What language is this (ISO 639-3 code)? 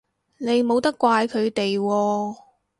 yue